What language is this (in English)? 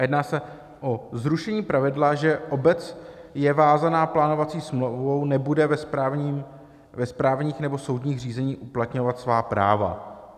Czech